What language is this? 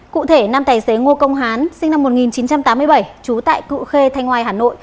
Vietnamese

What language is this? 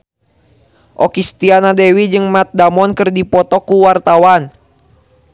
Sundanese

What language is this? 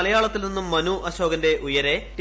Malayalam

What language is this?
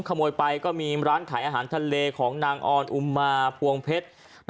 Thai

